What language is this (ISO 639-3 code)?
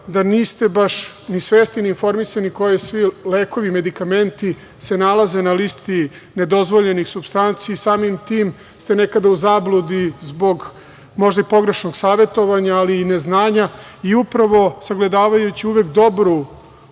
srp